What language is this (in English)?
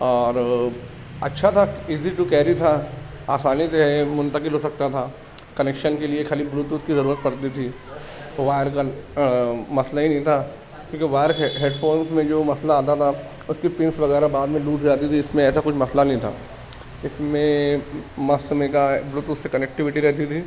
Urdu